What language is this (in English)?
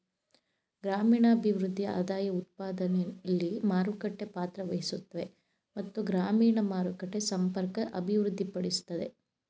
Kannada